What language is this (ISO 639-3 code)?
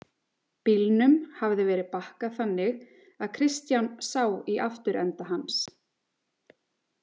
isl